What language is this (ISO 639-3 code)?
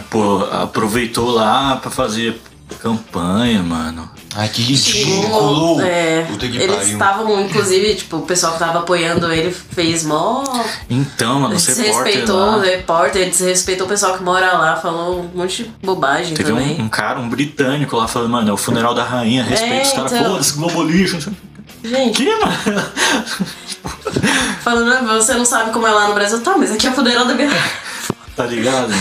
por